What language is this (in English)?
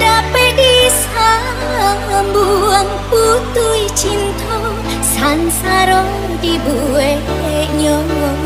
Indonesian